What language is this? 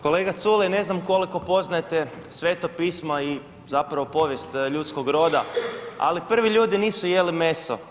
Croatian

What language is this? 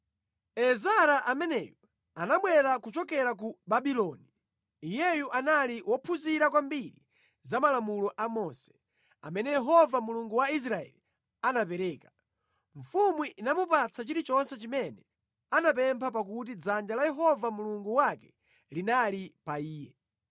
Nyanja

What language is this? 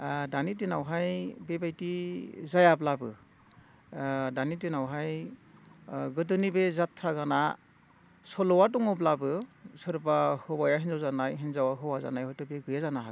Bodo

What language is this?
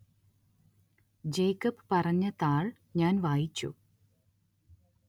Malayalam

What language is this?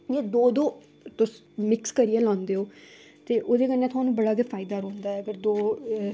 Dogri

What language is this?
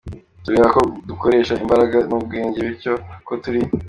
Kinyarwanda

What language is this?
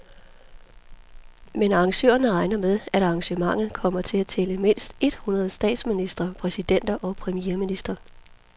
Danish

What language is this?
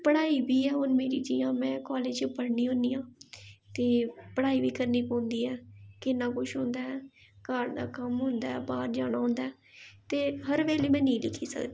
Dogri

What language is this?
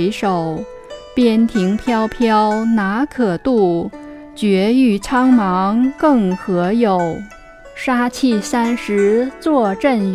Chinese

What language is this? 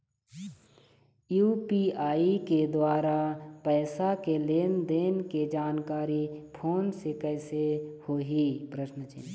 Chhattisgarhi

